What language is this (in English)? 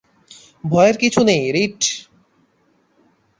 Bangla